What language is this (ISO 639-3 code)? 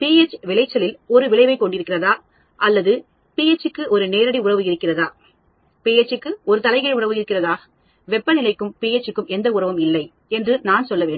tam